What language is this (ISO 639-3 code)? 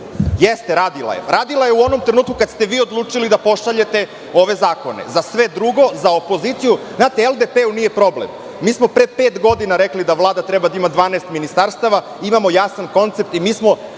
srp